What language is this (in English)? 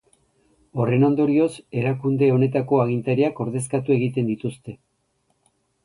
Basque